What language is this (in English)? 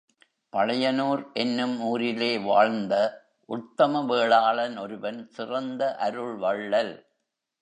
Tamil